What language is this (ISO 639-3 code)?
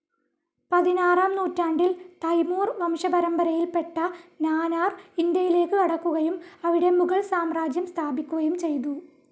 mal